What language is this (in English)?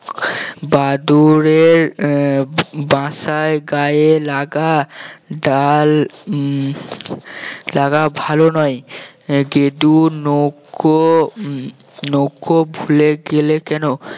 Bangla